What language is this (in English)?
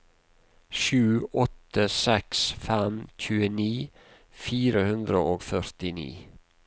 Norwegian